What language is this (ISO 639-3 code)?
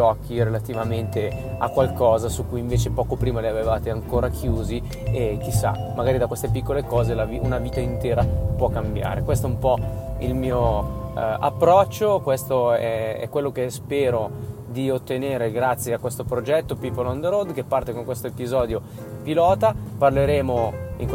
ita